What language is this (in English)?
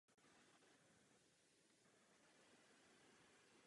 Czech